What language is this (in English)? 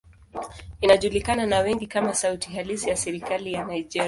Swahili